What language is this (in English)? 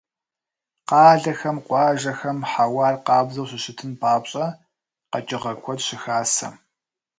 Kabardian